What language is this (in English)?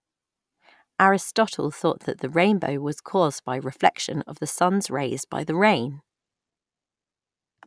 English